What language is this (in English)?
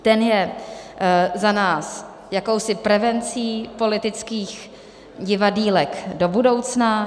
Czech